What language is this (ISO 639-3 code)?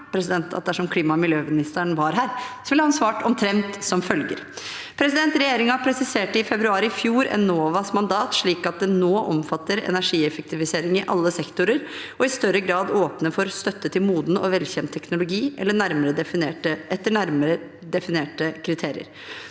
nor